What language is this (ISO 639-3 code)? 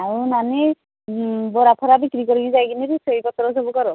ori